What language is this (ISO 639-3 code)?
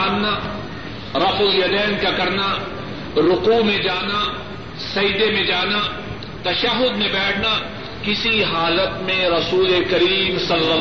urd